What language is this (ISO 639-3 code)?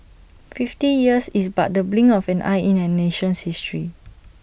eng